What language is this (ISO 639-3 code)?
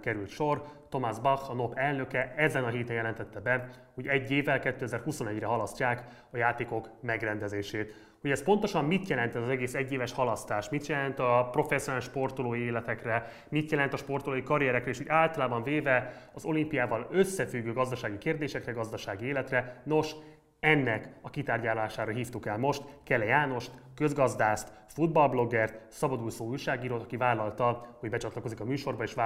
hun